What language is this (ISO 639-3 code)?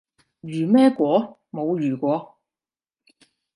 yue